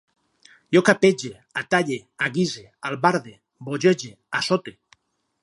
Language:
Catalan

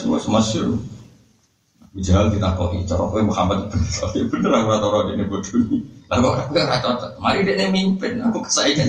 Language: Malay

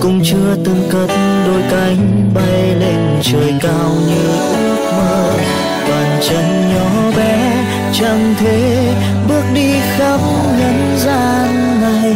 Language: Vietnamese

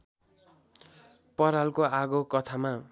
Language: Nepali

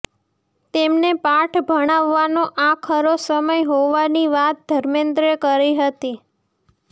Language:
Gujarati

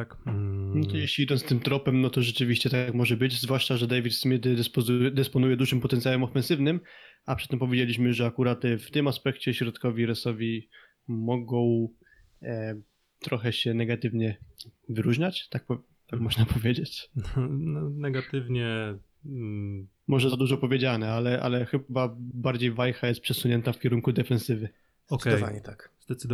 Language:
Polish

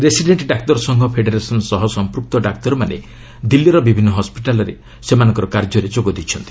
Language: Odia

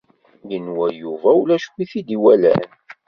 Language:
Kabyle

